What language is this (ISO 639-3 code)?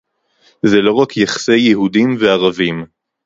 heb